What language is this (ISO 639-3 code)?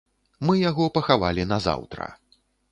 bel